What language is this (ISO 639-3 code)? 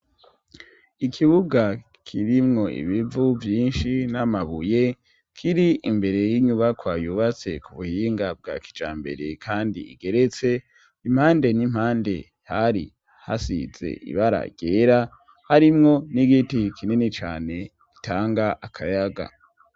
run